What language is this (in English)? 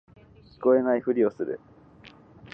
Japanese